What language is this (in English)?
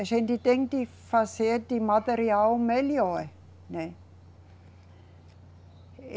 Portuguese